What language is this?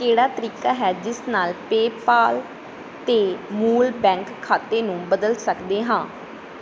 Punjabi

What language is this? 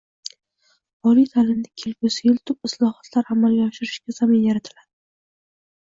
Uzbek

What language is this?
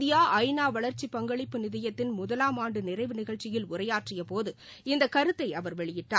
Tamil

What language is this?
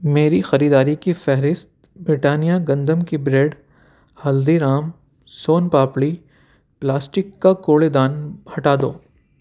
Urdu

